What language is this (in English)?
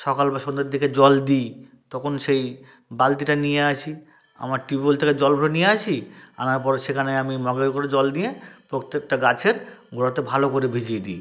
Bangla